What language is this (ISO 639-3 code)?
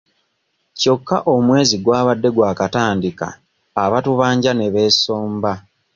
lug